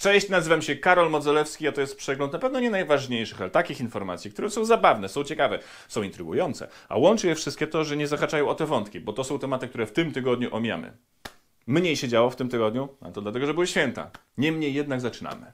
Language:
Polish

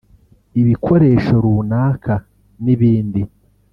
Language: Kinyarwanda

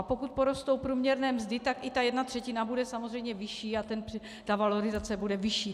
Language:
Czech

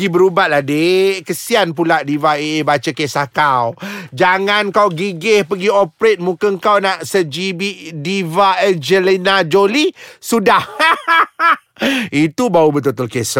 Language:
Malay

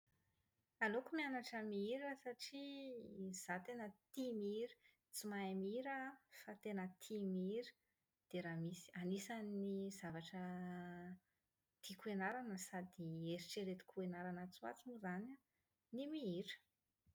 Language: Malagasy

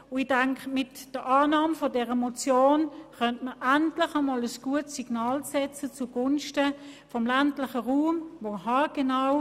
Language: Swiss German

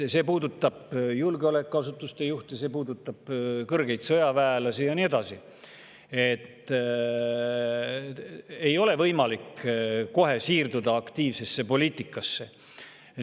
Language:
Estonian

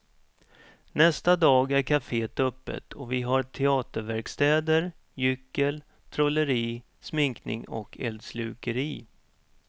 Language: Swedish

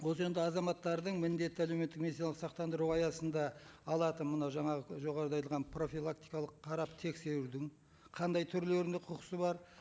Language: Kazakh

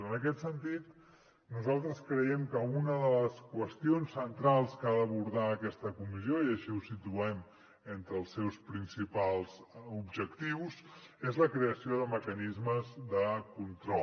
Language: Catalan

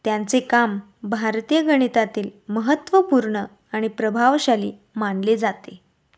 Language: Marathi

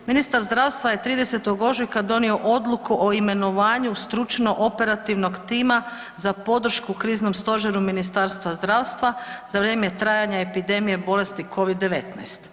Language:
Croatian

